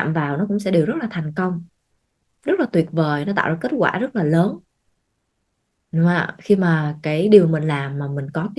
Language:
Vietnamese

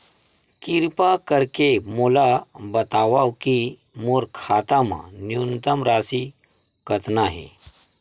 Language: Chhattisgarhi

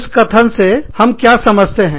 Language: Hindi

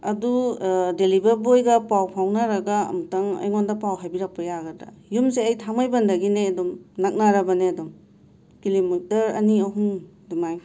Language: Manipuri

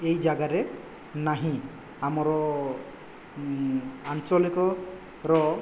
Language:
Odia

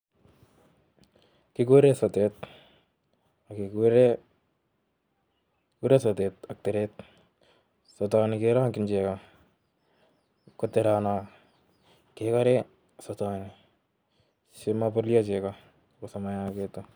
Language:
Kalenjin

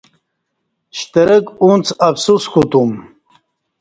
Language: Kati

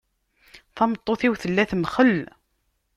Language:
Kabyle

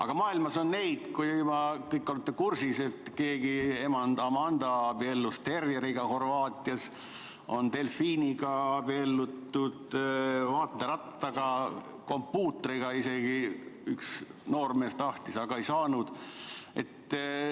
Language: Estonian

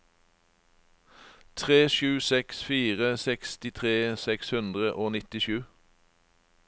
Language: Norwegian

